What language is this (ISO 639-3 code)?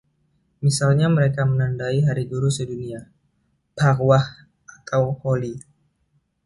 ind